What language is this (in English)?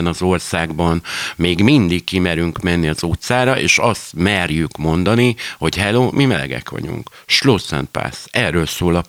Hungarian